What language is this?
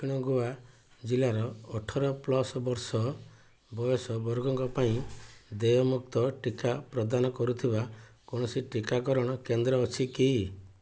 Odia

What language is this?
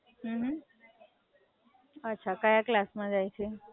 Gujarati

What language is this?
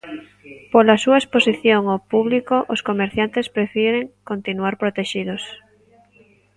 Galician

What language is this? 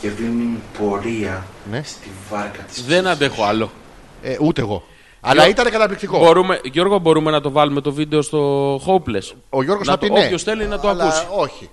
Greek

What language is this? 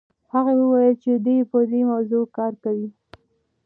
Pashto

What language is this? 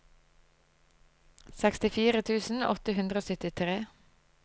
Norwegian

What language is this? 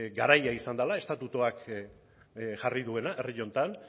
Basque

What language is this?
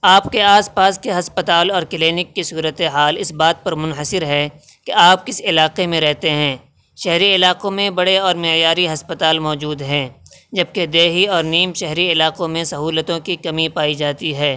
Urdu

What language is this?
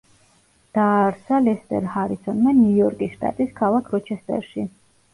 Georgian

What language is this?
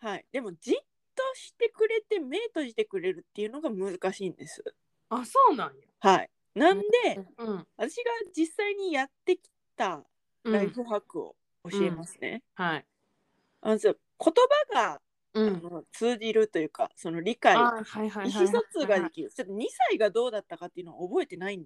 Japanese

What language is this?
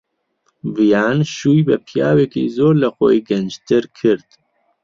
Central Kurdish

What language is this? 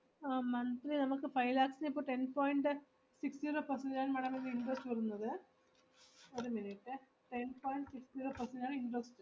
Malayalam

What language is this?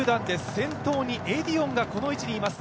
Japanese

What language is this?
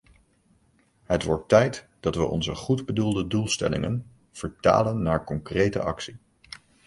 Dutch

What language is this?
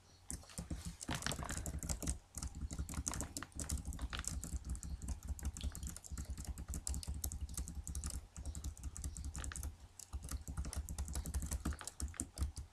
Bulgarian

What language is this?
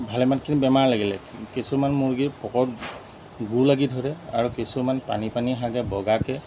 Assamese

